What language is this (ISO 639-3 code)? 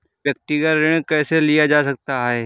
hin